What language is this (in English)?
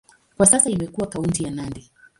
Swahili